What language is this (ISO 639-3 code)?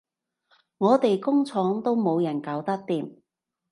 yue